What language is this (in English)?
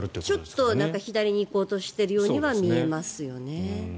Japanese